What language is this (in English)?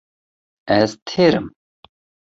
Kurdish